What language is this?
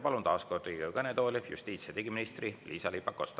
Estonian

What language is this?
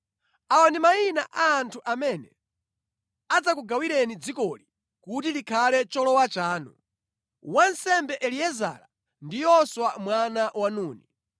Nyanja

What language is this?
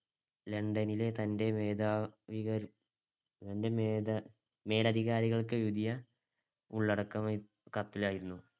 Malayalam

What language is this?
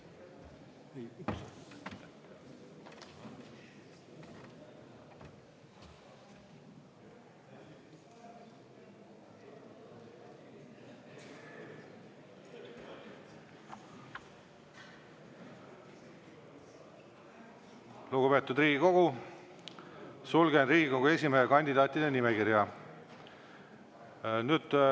Estonian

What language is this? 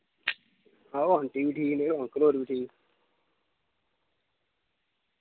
Dogri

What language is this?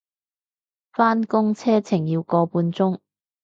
Cantonese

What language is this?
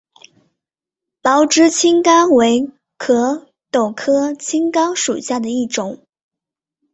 Chinese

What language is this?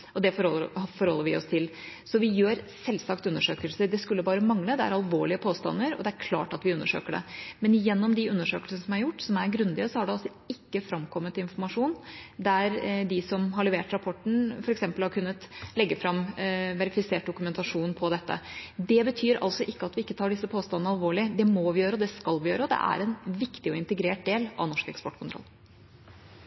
Norwegian Bokmål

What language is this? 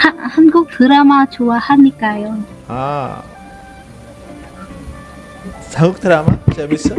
Korean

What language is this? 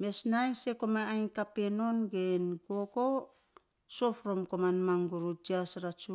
Saposa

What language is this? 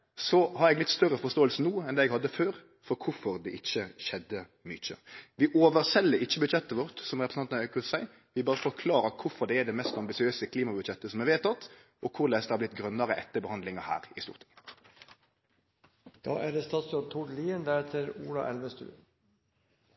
Norwegian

